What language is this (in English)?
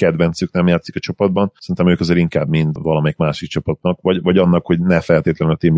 Hungarian